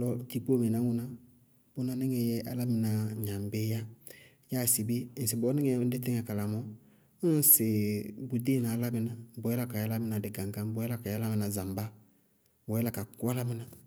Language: Bago-Kusuntu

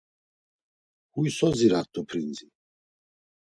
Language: Laz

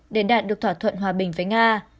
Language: Vietnamese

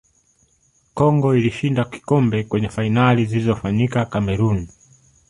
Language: Swahili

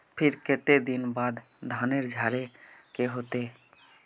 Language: Magahi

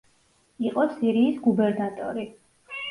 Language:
Georgian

